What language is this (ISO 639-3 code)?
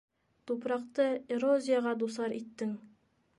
bak